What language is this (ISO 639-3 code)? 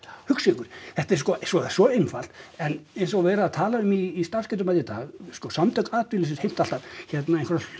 isl